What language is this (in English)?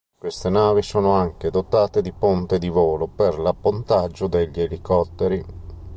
Italian